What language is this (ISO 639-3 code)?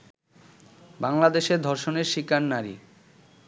ben